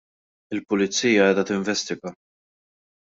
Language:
Maltese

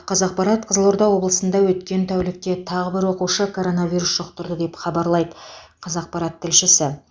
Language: Kazakh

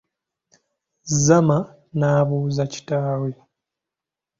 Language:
Ganda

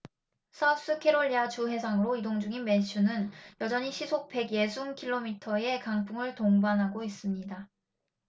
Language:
Korean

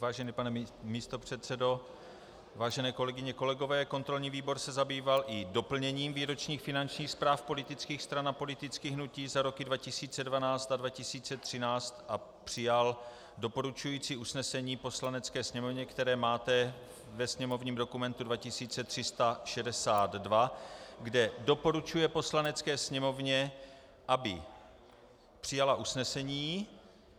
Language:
Czech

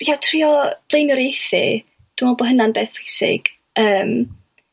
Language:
Welsh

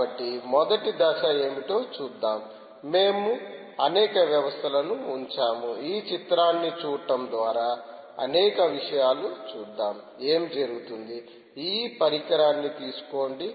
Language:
Telugu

